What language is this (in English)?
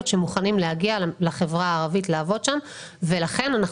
Hebrew